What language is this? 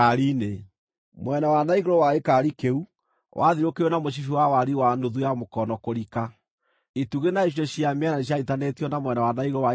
Kikuyu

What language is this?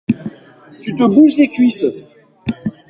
French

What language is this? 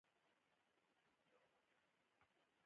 Pashto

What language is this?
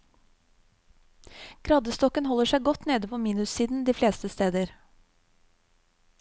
Norwegian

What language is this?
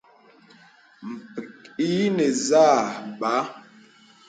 Bebele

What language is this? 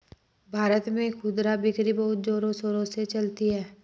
Hindi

